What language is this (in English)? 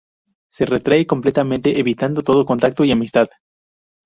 Spanish